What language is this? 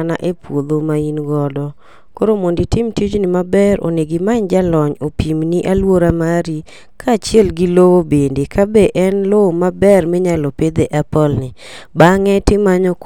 Luo (Kenya and Tanzania)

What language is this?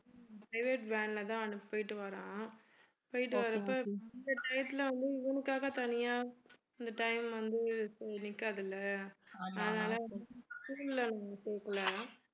Tamil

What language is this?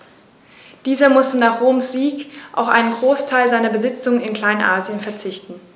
German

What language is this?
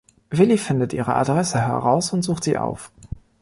German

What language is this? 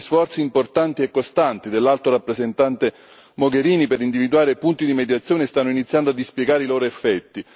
Italian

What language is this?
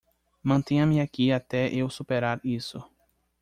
Portuguese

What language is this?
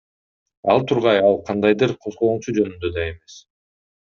Kyrgyz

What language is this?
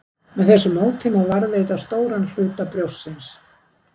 Icelandic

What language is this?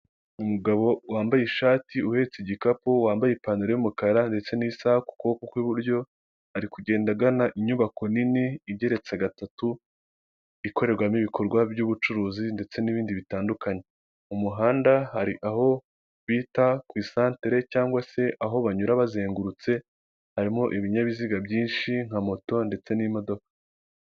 Kinyarwanda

